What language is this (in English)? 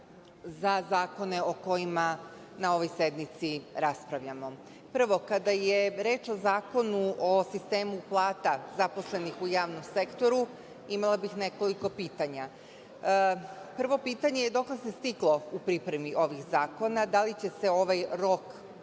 Serbian